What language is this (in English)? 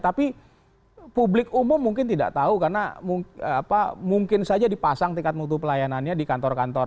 Indonesian